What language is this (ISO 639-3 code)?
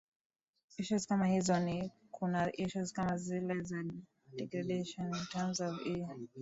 swa